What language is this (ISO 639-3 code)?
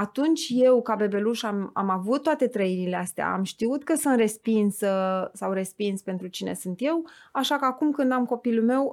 ron